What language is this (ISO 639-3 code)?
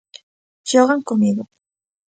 glg